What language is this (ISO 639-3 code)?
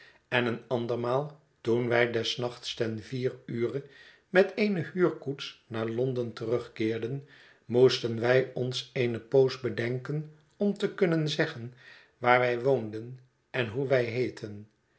nld